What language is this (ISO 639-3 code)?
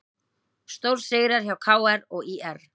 isl